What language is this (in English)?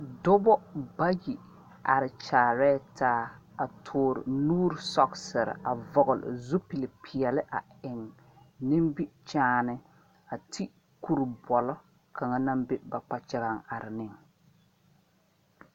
Southern Dagaare